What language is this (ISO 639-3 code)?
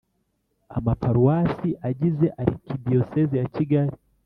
kin